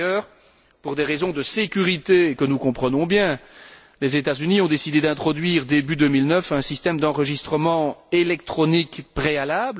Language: French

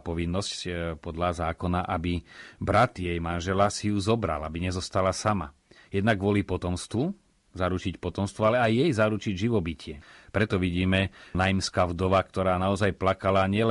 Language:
Slovak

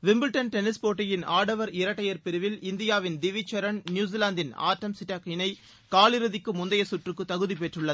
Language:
Tamil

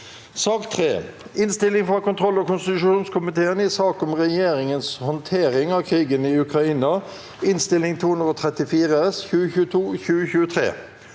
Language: Norwegian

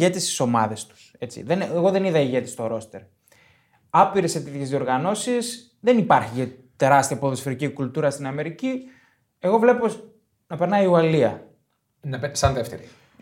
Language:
Greek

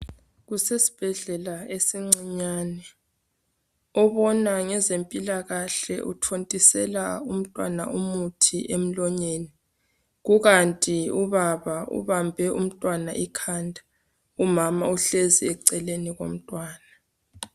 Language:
North Ndebele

